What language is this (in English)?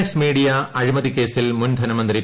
Malayalam